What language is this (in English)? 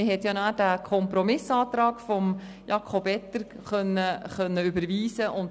Swiss German